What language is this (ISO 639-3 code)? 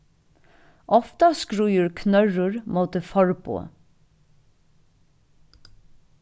fao